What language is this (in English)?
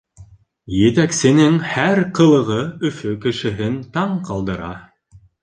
Bashkir